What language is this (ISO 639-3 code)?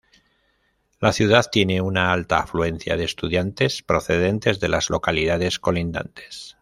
spa